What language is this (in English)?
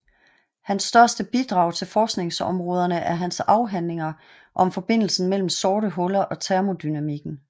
Danish